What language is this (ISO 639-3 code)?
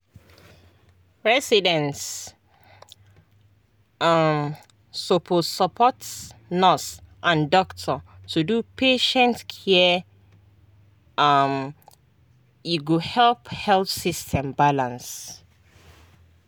pcm